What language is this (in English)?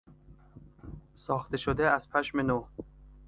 Persian